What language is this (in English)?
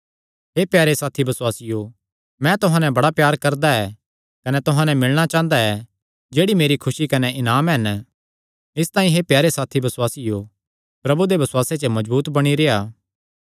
Kangri